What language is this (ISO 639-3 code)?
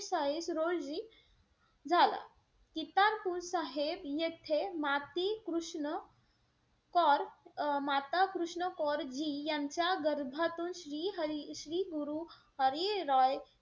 mar